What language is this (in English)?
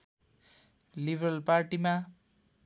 Nepali